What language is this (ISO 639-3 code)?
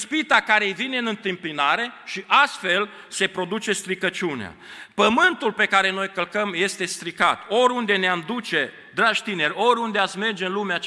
ron